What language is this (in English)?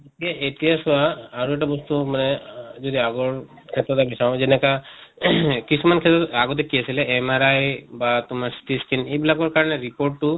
Assamese